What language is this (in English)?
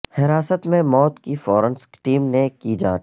Urdu